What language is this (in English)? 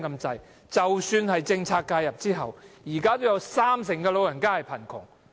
Cantonese